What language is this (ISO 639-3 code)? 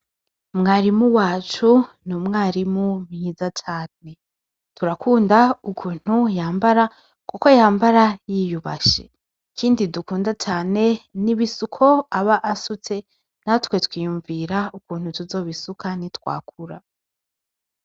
run